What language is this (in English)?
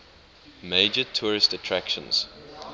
English